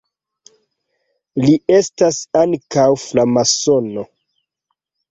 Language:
Esperanto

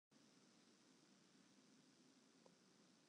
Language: Western Frisian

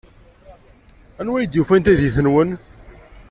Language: Kabyle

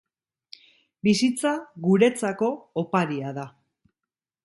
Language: Basque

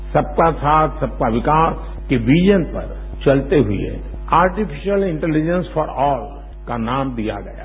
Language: Hindi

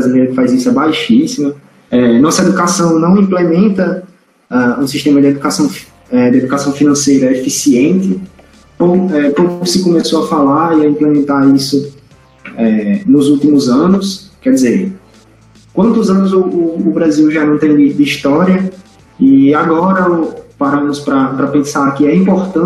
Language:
Portuguese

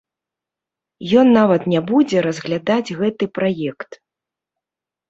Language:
Belarusian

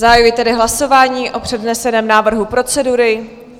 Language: Czech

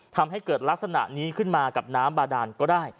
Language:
Thai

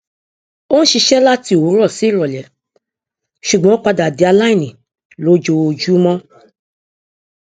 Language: Yoruba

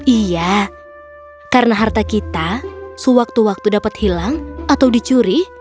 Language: Indonesian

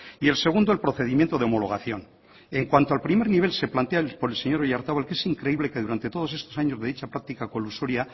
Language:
Spanish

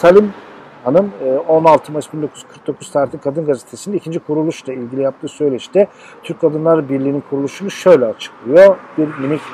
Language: Turkish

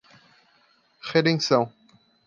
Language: Portuguese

